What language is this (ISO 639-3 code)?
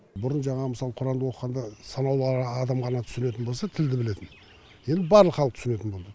kaz